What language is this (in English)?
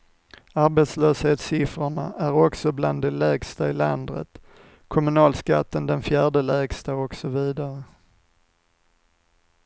Swedish